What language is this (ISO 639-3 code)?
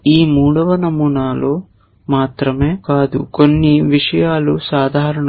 tel